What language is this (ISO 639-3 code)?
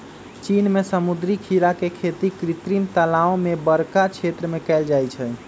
mag